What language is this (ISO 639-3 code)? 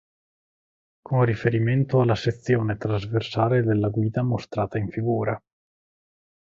ita